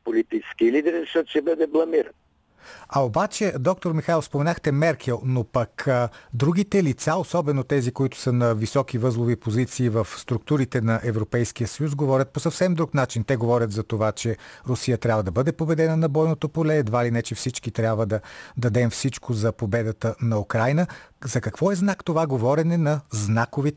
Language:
Bulgarian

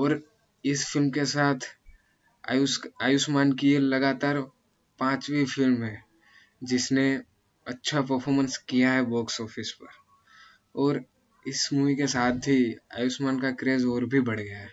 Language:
Hindi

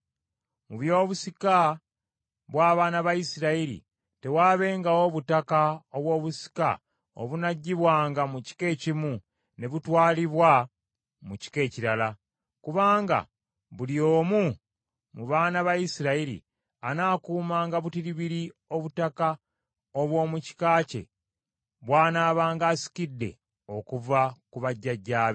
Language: Ganda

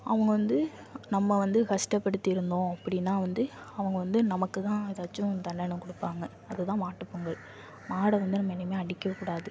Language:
Tamil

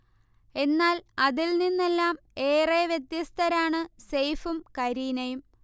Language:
Malayalam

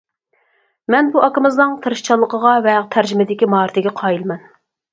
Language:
Uyghur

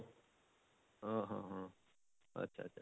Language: Odia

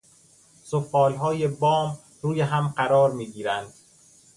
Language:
Persian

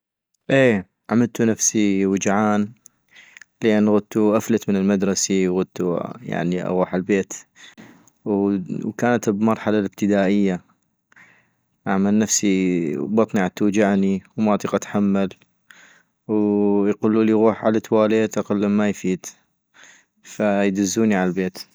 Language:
North Mesopotamian Arabic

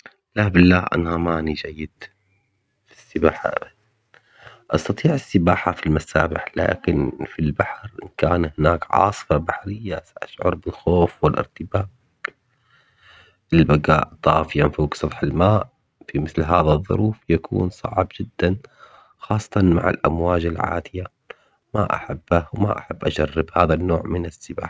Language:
Omani Arabic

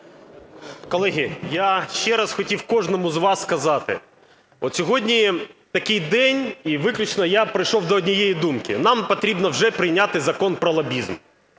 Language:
Ukrainian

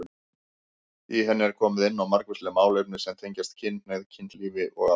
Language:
Icelandic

